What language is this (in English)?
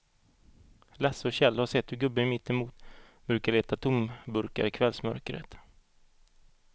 Swedish